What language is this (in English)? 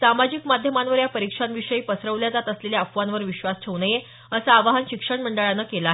Marathi